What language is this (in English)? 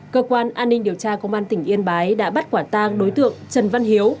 Vietnamese